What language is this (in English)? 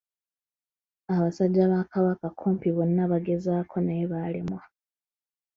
Ganda